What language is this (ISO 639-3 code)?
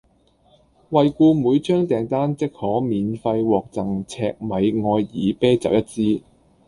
yue